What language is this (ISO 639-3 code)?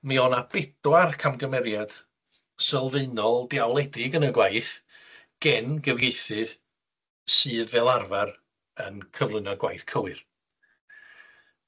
cym